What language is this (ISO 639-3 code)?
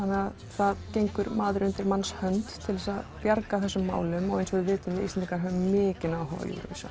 isl